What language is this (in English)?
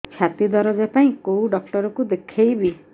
Odia